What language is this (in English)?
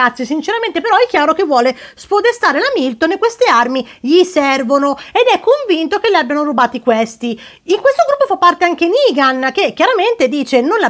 Italian